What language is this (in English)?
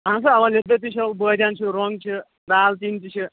Kashmiri